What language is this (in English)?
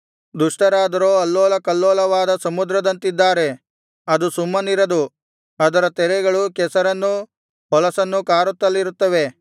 Kannada